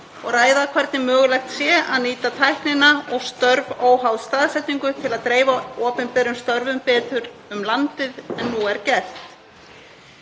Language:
Icelandic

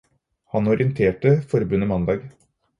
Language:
Norwegian Bokmål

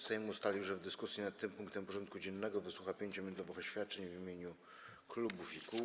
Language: Polish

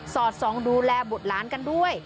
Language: Thai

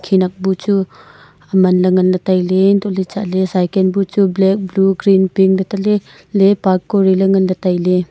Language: Wancho Naga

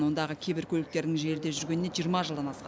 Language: Kazakh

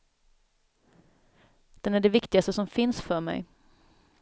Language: Swedish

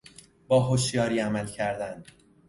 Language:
Persian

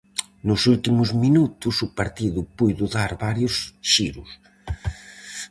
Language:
Galician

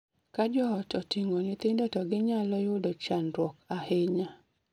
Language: Luo (Kenya and Tanzania)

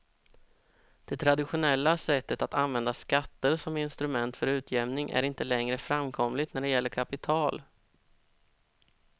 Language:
Swedish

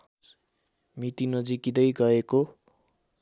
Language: Nepali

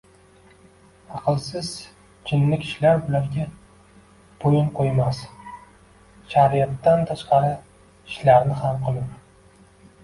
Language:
Uzbek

